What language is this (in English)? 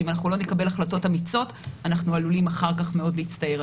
Hebrew